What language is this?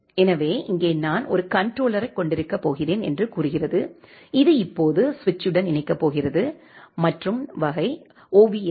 Tamil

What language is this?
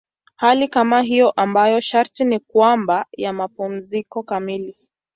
Swahili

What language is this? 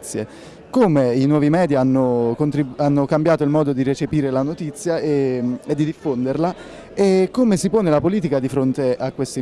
Italian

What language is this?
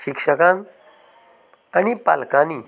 Konkani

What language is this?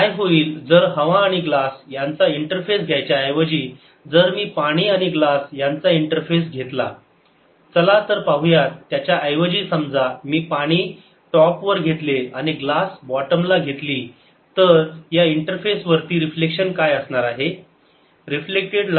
Marathi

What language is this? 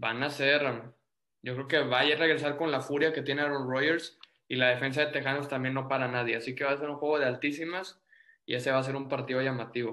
Spanish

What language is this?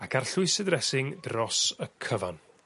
Welsh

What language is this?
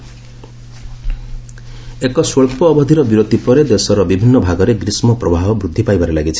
Odia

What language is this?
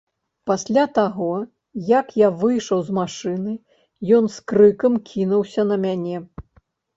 Belarusian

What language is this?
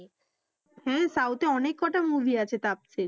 Bangla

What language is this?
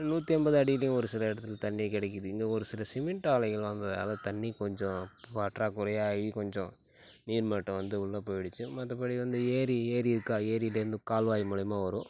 Tamil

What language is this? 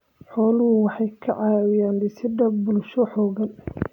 Somali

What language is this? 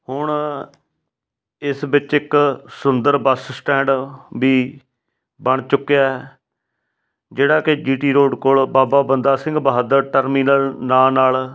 Punjabi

